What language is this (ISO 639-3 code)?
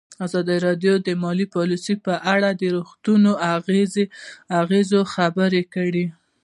pus